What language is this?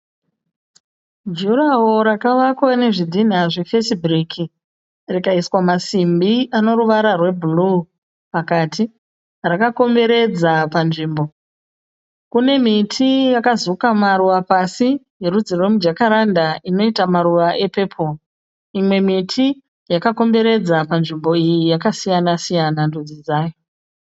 Shona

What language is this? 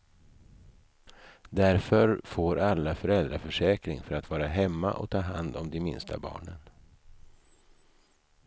Swedish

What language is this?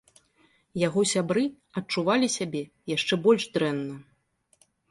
Belarusian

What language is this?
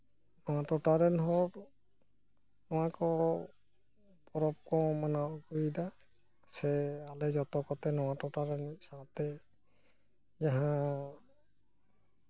Santali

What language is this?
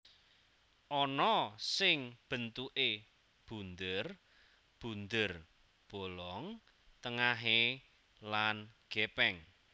Javanese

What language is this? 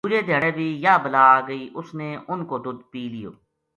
Gujari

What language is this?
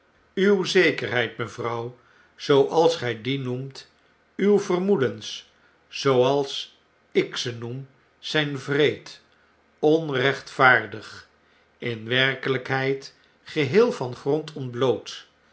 Dutch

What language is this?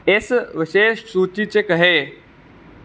Dogri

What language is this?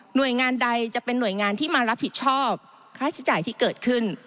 Thai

